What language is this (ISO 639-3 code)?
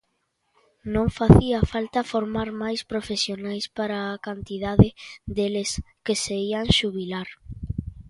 glg